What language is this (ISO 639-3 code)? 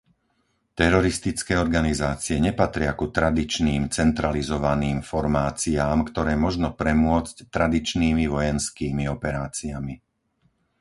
slk